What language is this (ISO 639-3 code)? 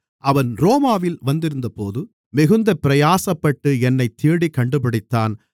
tam